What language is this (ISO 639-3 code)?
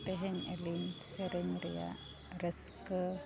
sat